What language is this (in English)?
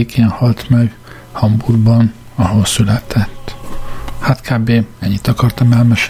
Hungarian